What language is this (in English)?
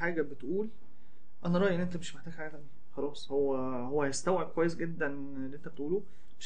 Arabic